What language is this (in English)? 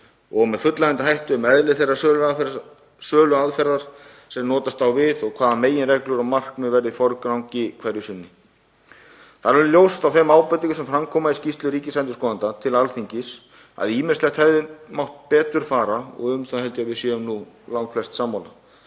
Icelandic